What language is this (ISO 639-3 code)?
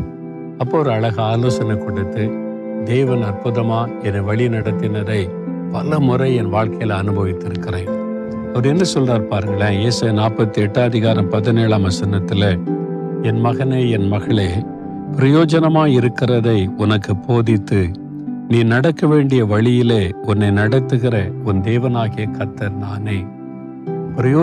tam